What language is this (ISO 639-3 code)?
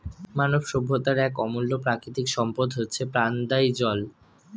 ben